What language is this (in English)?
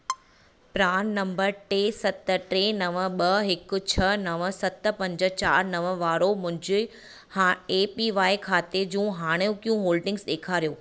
Sindhi